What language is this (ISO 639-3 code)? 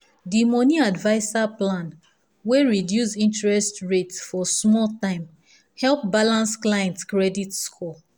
pcm